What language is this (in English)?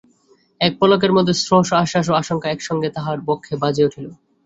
Bangla